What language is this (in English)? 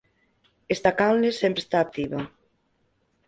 Galician